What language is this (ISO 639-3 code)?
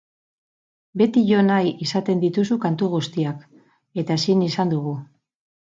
eus